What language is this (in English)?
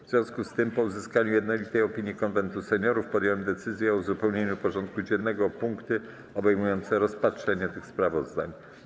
Polish